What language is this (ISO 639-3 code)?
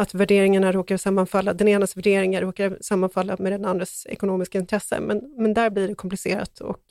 swe